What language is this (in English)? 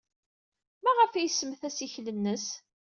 Kabyle